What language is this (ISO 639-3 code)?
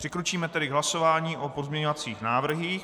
ces